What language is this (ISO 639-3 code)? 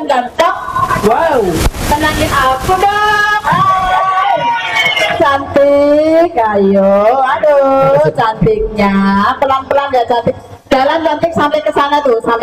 ind